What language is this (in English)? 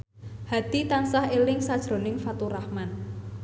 Javanese